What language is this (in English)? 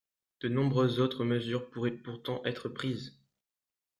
French